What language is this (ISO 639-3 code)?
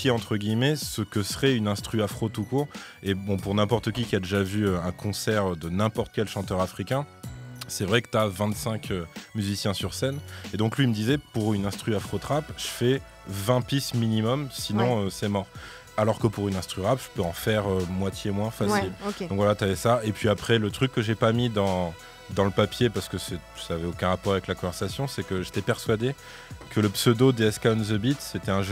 fra